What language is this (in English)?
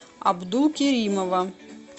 Russian